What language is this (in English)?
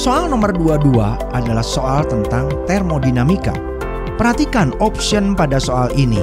Indonesian